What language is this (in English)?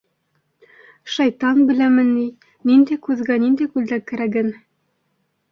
Bashkir